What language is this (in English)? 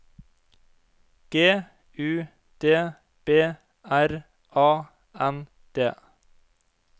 Norwegian